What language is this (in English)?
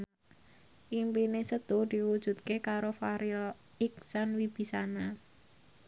Javanese